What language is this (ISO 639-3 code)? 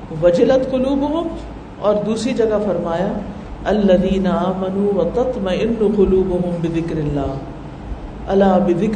urd